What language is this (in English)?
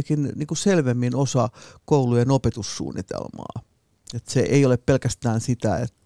Finnish